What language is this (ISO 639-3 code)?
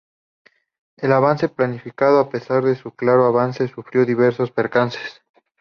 spa